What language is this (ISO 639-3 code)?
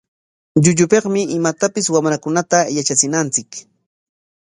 qwa